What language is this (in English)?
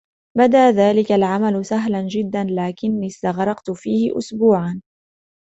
Arabic